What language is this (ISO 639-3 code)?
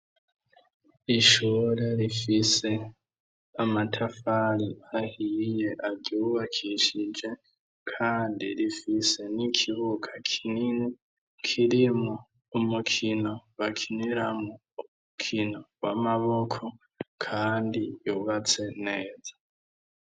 run